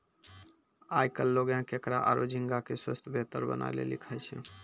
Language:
Maithili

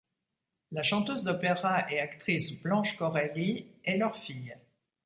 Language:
French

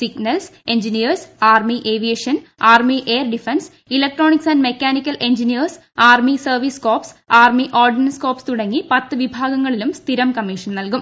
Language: Malayalam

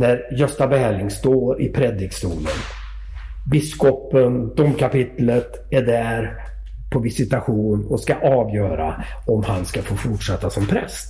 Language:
Swedish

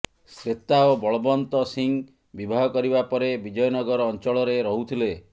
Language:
Odia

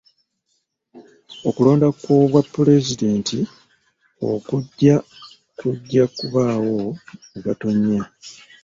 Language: Ganda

